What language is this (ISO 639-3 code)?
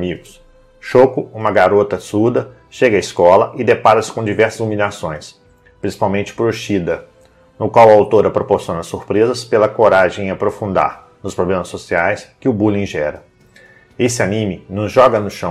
por